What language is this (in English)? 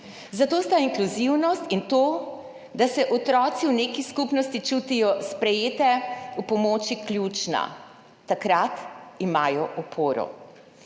Slovenian